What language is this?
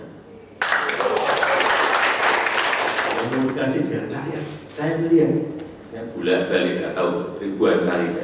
Indonesian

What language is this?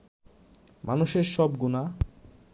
Bangla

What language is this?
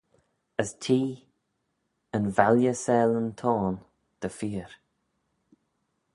Manx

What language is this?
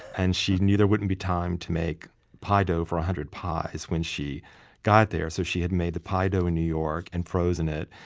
English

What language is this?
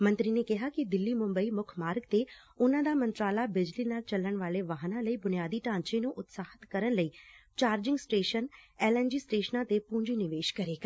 Punjabi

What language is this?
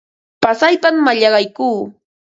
Ambo-Pasco Quechua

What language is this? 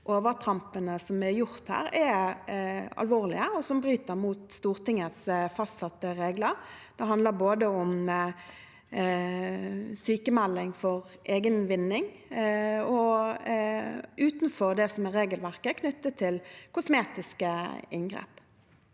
Norwegian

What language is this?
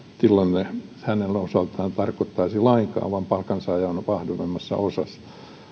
Finnish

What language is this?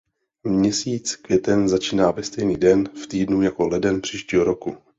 Czech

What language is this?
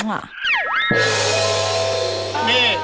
Thai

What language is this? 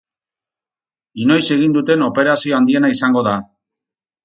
Basque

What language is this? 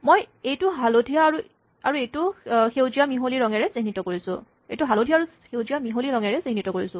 Assamese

